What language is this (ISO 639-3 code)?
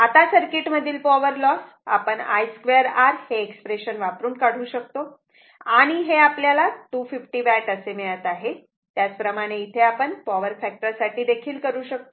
mar